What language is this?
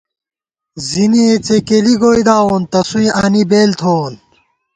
Gawar-Bati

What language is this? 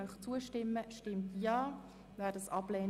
Swiss German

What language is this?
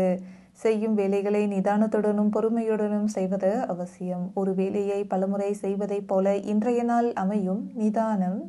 Romanian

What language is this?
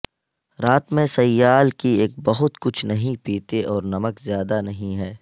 Urdu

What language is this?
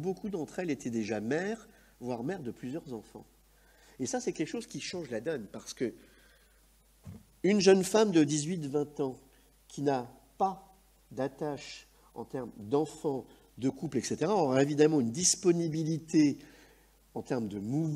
French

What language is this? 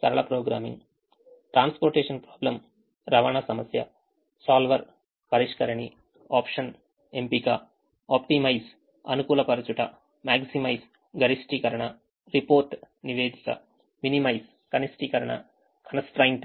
Telugu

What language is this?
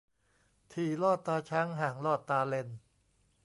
Thai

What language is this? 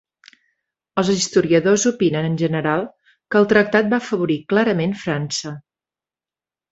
Catalan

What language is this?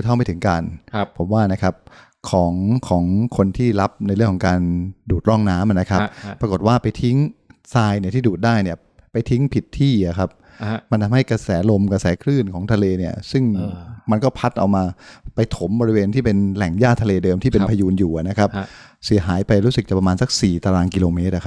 Thai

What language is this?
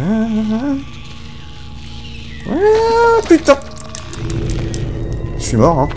French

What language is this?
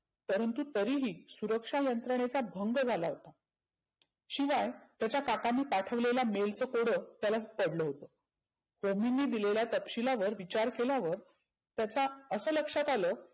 Marathi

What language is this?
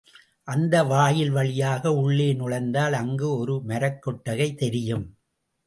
Tamil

